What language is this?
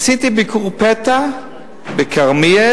Hebrew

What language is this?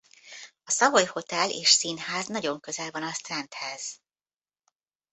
Hungarian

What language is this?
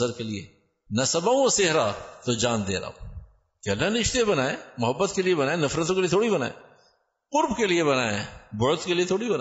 Urdu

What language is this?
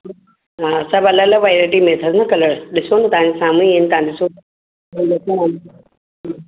Sindhi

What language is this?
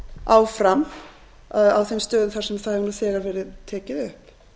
Icelandic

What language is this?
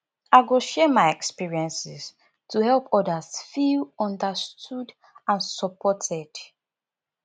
Nigerian Pidgin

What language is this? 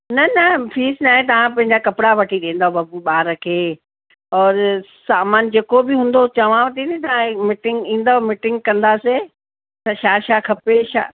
Sindhi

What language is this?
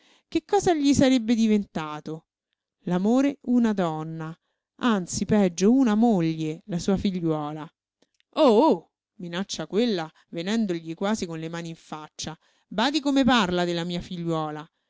Italian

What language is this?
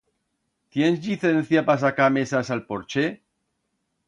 Aragonese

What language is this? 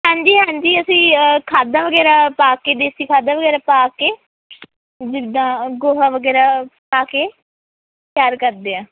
Punjabi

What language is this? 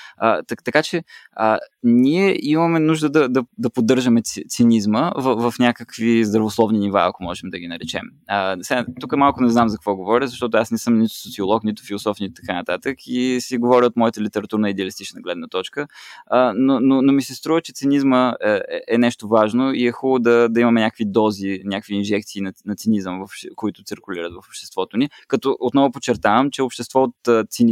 Bulgarian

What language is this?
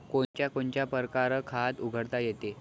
Marathi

